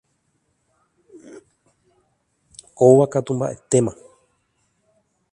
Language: Guarani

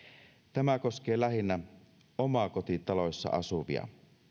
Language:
Finnish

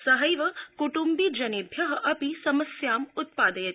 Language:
Sanskrit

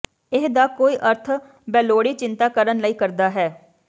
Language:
Punjabi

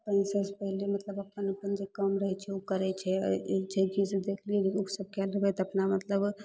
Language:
Maithili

